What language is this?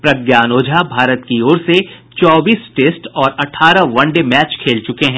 Hindi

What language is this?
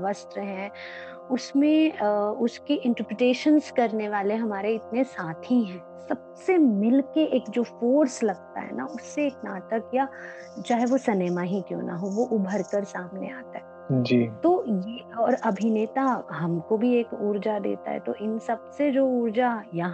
Hindi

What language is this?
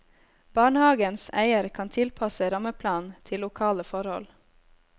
Norwegian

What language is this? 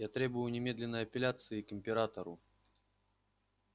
Russian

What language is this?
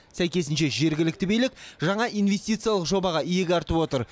Kazakh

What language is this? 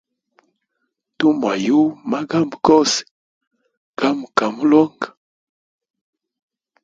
Hemba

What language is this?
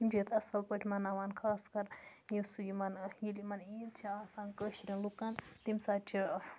Kashmiri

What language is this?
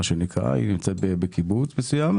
Hebrew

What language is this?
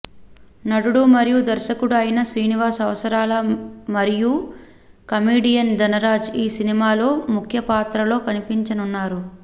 Telugu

